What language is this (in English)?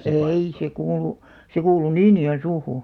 Finnish